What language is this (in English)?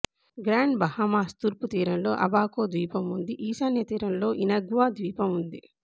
Telugu